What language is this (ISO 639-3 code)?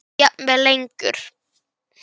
isl